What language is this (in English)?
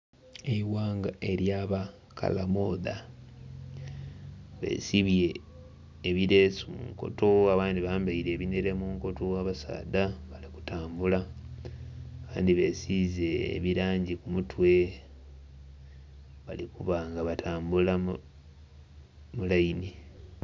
Soga